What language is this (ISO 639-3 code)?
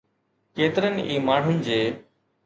snd